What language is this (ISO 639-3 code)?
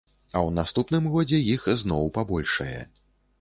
bel